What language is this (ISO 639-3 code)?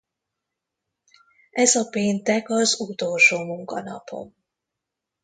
hun